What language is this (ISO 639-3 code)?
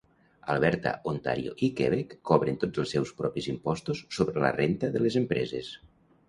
cat